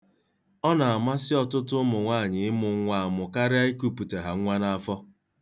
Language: Igbo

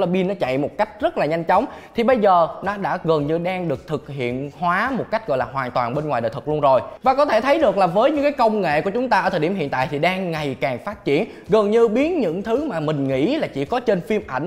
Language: Vietnamese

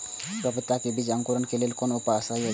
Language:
Maithili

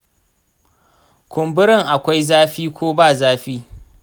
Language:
Hausa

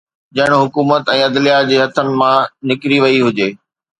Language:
Sindhi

